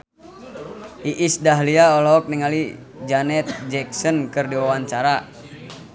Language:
Sundanese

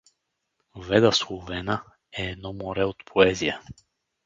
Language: Bulgarian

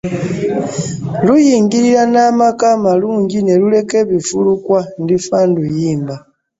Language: Ganda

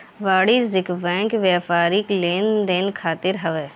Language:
Bhojpuri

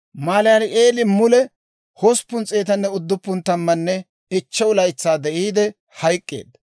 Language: Dawro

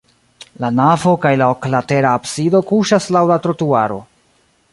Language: Esperanto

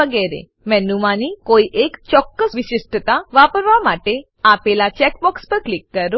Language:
Gujarati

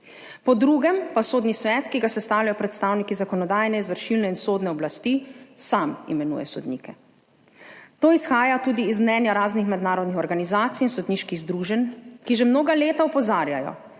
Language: Slovenian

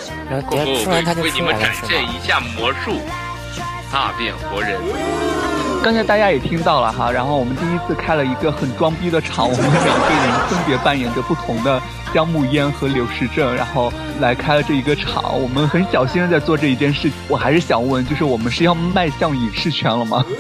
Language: Chinese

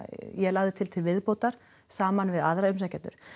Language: Icelandic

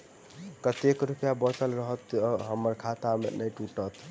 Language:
Maithili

